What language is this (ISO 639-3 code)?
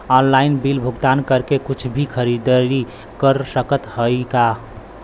bho